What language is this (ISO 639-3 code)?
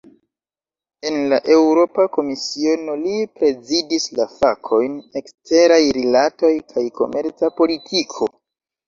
epo